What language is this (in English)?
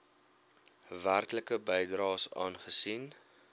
Afrikaans